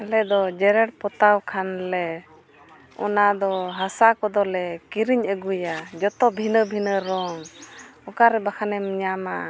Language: Santali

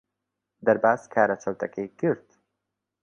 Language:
Central Kurdish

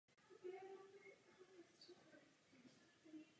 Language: Czech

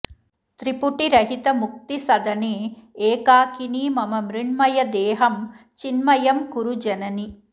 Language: Sanskrit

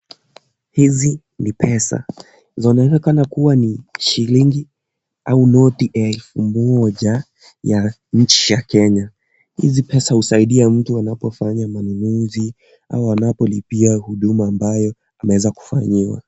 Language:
Swahili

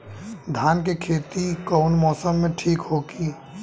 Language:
Bhojpuri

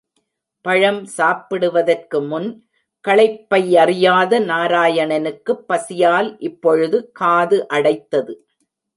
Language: Tamil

